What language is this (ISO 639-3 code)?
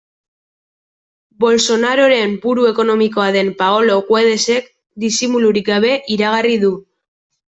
eus